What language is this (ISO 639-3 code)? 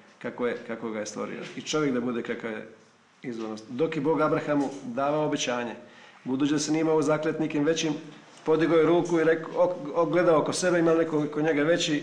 hrv